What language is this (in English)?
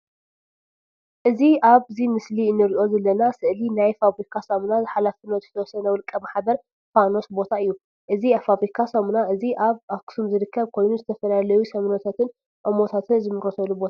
Tigrinya